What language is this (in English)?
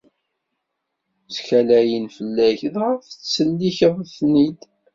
Kabyle